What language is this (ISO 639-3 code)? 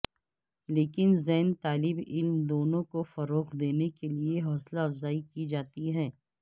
urd